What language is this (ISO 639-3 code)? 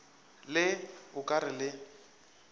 nso